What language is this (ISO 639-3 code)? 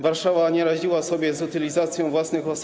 pol